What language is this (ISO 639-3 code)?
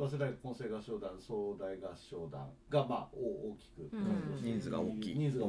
jpn